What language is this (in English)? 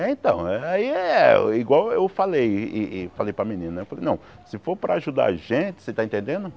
Portuguese